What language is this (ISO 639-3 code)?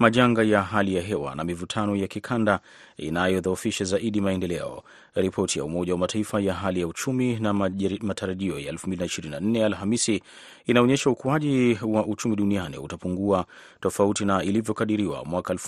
swa